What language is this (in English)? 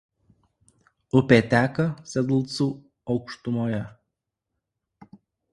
Lithuanian